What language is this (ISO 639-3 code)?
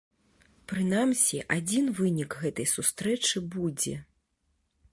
bel